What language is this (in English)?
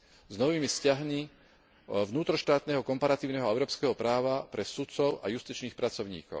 Slovak